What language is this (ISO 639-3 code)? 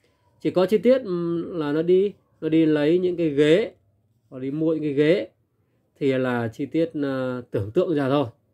vie